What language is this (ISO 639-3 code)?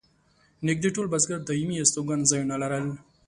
pus